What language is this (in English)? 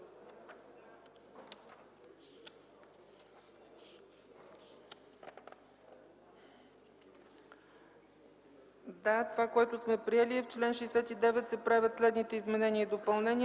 Bulgarian